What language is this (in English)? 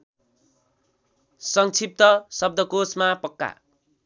Nepali